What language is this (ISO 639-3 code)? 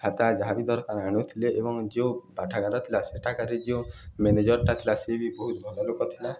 ori